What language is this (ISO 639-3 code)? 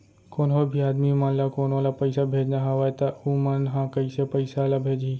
hne